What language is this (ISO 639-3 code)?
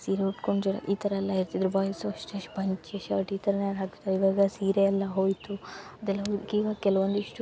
kan